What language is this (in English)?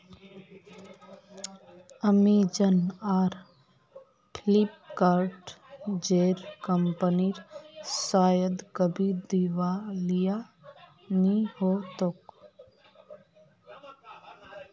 Magahi